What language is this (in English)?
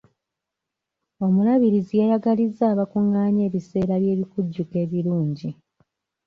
Ganda